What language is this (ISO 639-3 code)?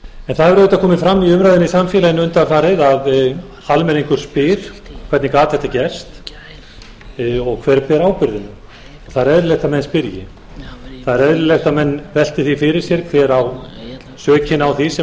isl